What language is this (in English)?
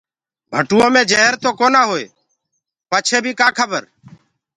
Gurgula